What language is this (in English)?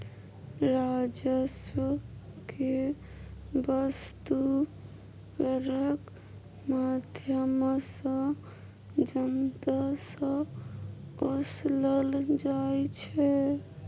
Maithili